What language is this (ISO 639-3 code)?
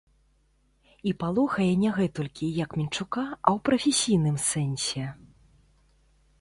bel